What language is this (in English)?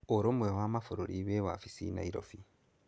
Kikuyu